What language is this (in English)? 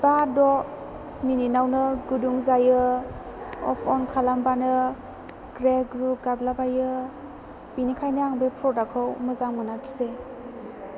Bodo